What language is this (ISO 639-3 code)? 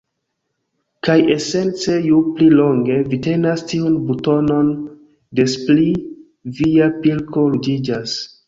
epo